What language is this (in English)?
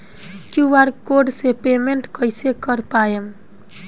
Bhojpuri